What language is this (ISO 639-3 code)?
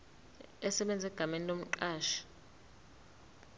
zul